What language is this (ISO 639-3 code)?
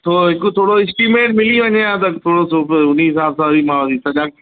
snd